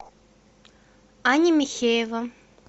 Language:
Russian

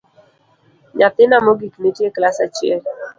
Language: Luo (Kenya and Tanzania)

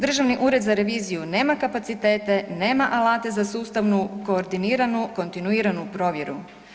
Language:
Croatian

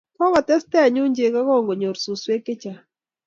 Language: Kalenjin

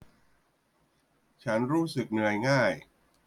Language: Thai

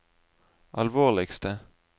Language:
Norwegian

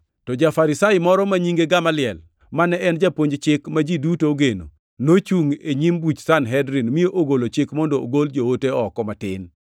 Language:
Luo (Kenya and Tanzania)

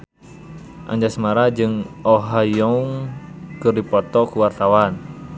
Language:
Sundanese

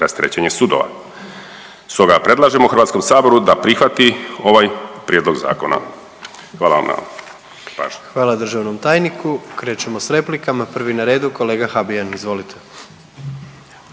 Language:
Croatian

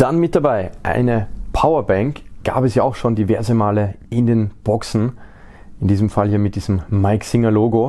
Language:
German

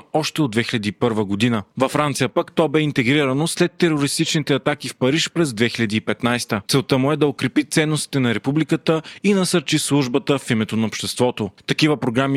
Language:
Bulgarian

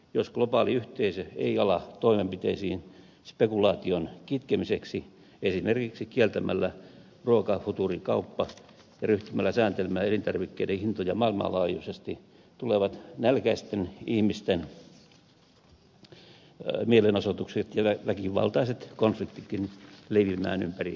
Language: Finnish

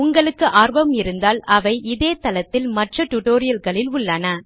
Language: Tamil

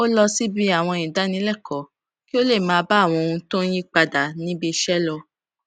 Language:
Yoruba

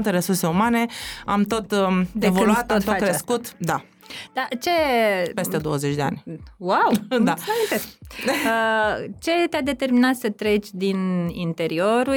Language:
Romanian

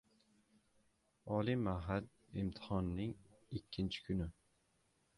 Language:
Uzbek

